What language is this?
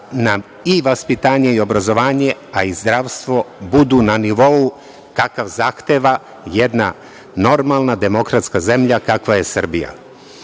Serbian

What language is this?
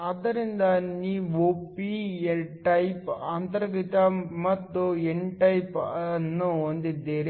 Kannada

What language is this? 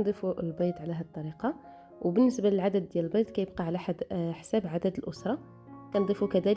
Arabic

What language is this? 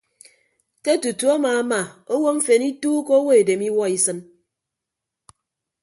Ibibio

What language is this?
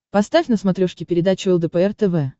Russian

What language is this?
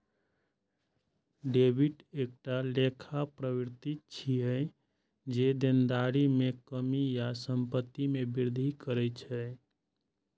Maithili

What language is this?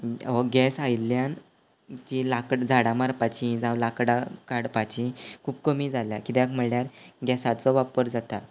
Konkani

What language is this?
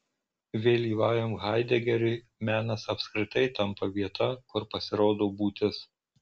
Lithuanian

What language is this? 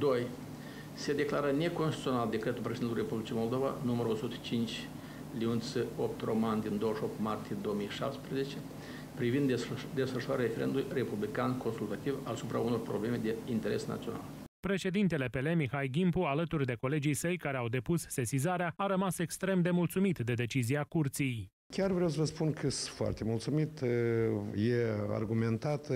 Romanian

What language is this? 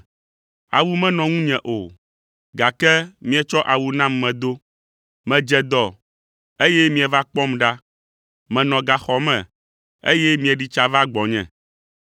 Ewe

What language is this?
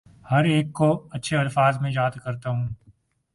Urdu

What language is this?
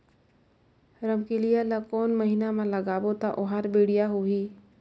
Chhattisgarhi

